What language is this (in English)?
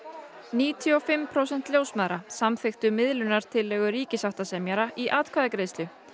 Icelandic